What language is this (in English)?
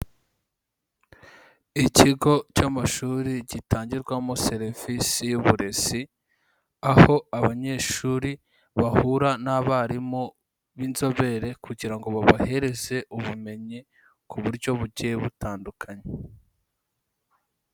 Kinyarwanda